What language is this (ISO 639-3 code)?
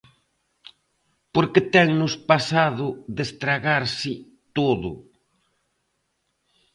glg